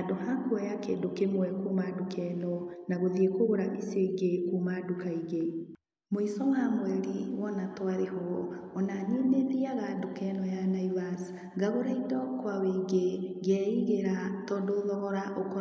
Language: Kikuyu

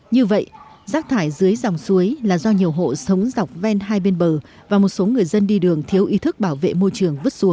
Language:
Vietnamese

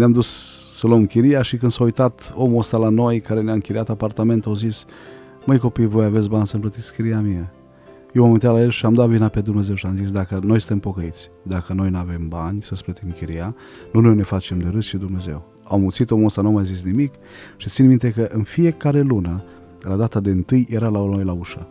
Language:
Romanian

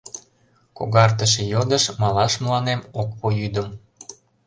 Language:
Mari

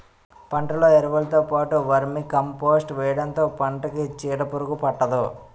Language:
Telugu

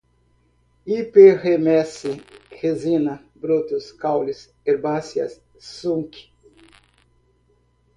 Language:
Portuguese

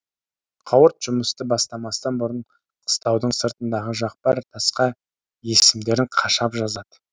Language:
Kazakh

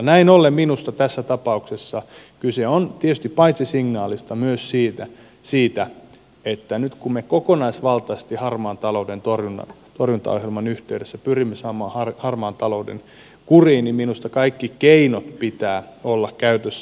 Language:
Finnish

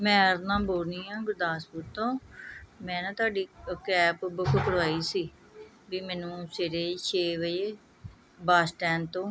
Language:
Punjabi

